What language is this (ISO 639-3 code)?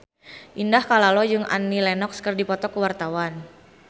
sun